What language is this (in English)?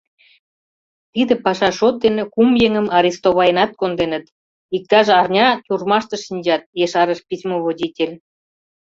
Mari